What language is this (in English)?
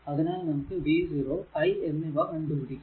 Malayalam